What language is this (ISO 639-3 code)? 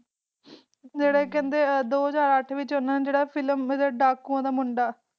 pan